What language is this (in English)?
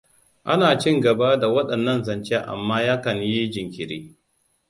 Hausa